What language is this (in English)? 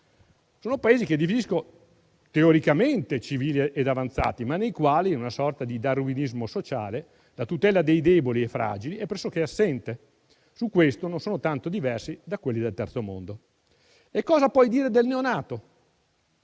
Italian